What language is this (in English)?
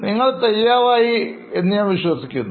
Malayalam